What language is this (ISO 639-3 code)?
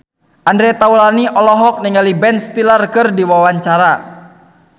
sun